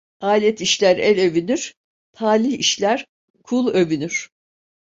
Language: Turkish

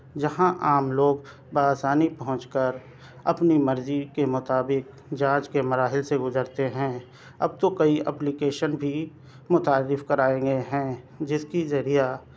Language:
Urdu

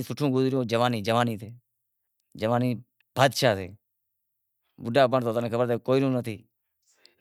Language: Wadiyara Koli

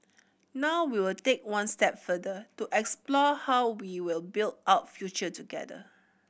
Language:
English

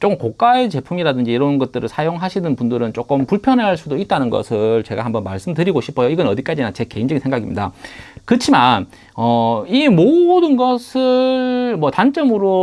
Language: Korean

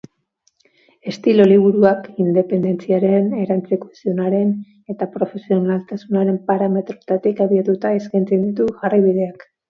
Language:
Basque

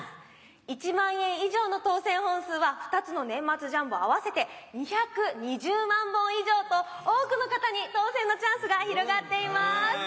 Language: Japanese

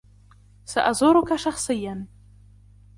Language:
Arabic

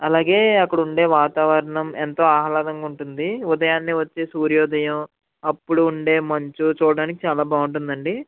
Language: Telugu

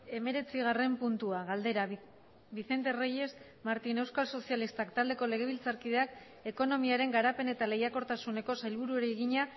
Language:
Basque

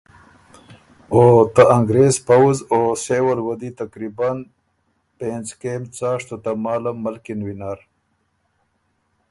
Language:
Ormuri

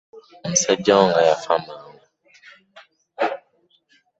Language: Ganda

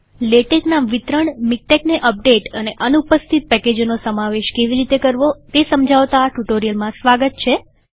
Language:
Gujarati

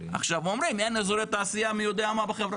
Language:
Hebrew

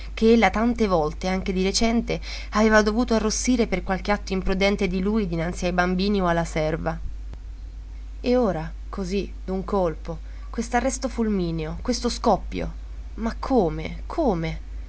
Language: Italian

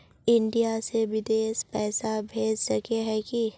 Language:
Magahi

